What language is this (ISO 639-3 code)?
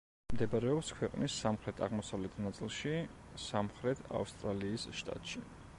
kat